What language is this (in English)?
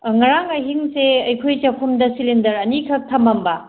Manipuri